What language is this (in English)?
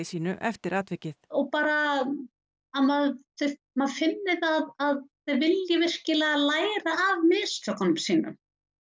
Icelandic